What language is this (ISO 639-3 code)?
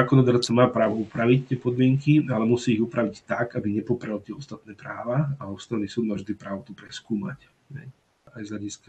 slk